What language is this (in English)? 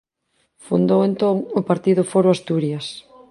Galician